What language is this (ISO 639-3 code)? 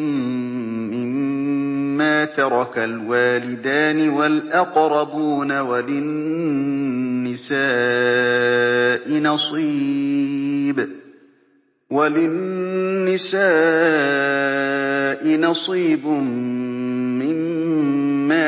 ara